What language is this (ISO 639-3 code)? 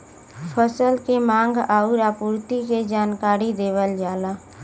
bho